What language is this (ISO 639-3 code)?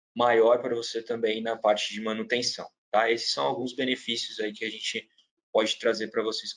por